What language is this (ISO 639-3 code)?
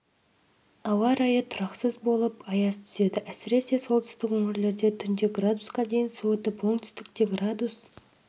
kaz